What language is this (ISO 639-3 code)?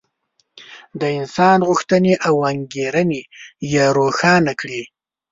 pus